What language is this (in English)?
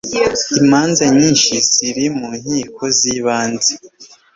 Kinyarwanda